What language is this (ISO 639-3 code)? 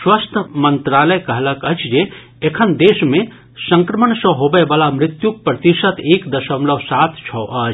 mai